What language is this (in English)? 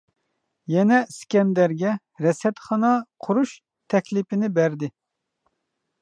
Uyghur